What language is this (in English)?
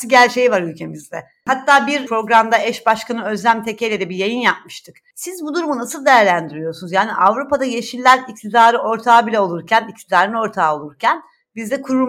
Turkish